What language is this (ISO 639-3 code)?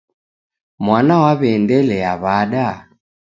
dav